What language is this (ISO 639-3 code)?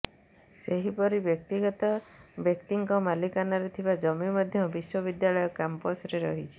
ori